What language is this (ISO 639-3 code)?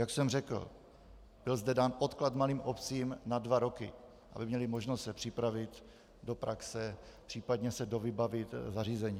ces